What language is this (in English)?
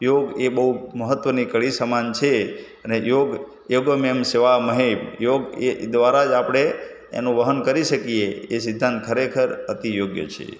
Gujarati